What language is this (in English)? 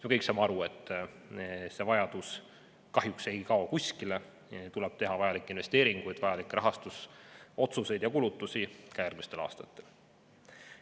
Estonian